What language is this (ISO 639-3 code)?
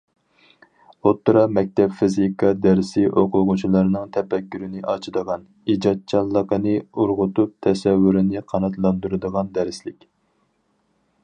uig